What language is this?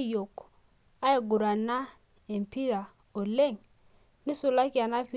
Masai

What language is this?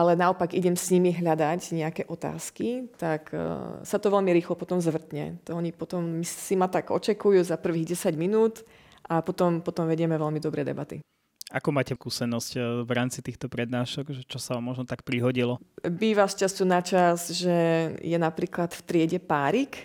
Slovak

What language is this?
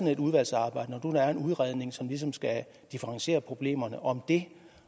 Danish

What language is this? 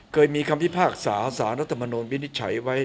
Thai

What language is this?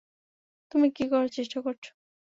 Bangla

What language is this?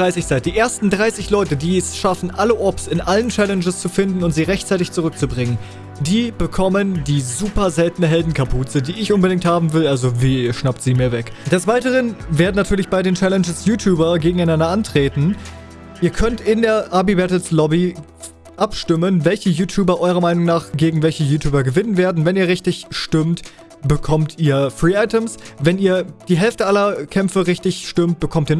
German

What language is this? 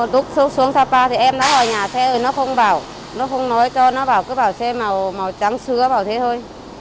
Vietnamese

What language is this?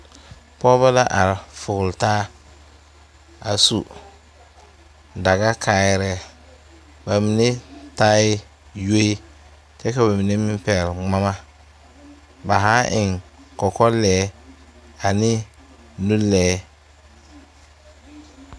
Southern Dagaare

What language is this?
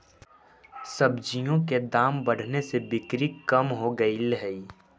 Magahi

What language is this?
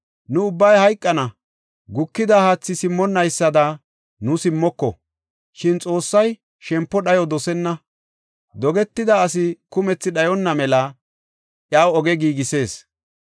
Gofa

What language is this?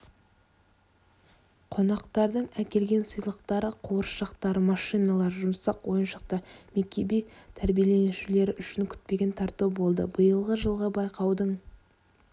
Kazakh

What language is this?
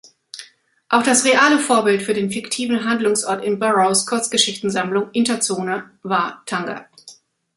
German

